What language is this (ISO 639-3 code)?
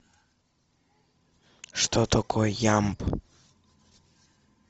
rus